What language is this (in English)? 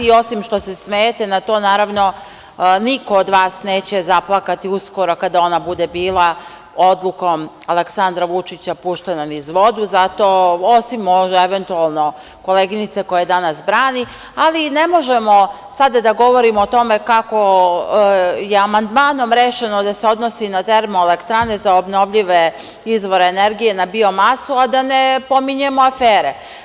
Serbian